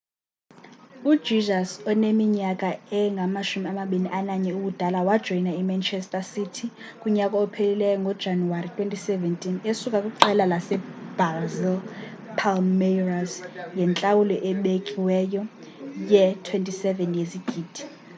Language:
Xhosa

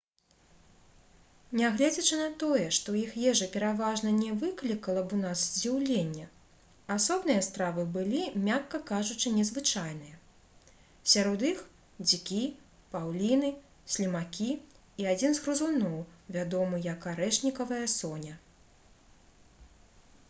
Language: Belarusian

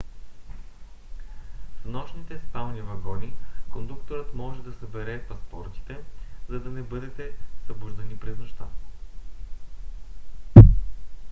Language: Bulgarian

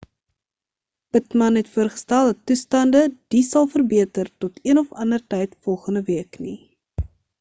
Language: Afrikaans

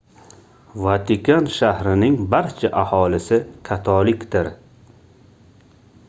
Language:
Uzbek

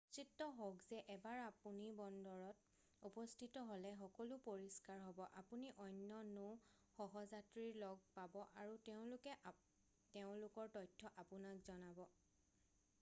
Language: Assamese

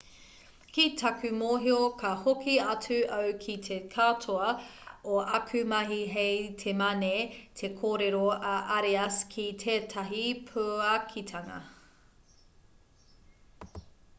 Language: Māori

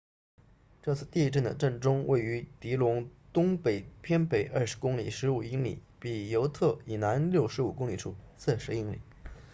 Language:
Chinese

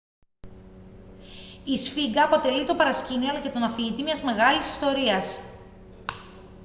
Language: Greek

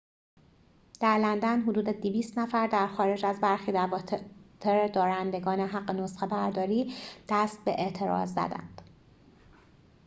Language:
Persian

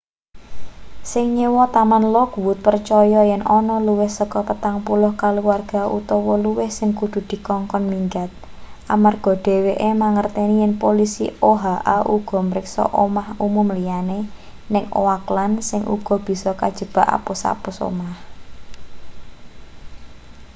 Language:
Javanese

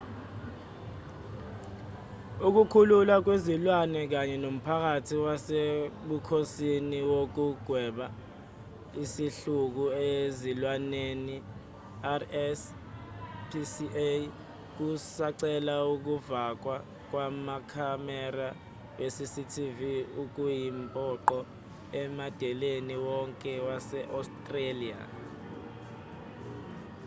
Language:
Zulu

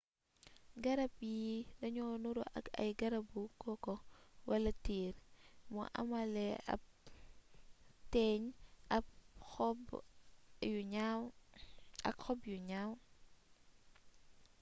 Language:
Wolof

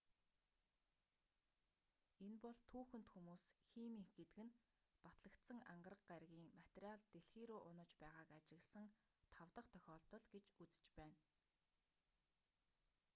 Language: Mongolian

